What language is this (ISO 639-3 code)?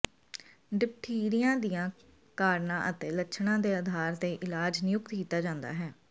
pan